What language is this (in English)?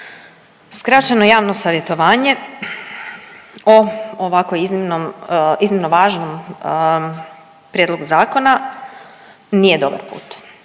Croatian